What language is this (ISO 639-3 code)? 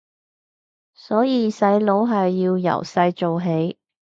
yue